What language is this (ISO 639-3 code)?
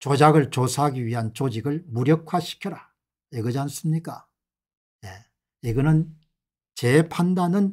kor